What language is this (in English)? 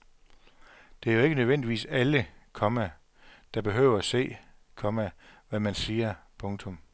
Danish